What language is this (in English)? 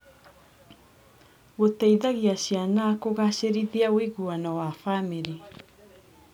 Kikuyu